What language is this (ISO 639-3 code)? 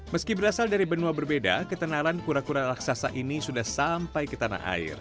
ind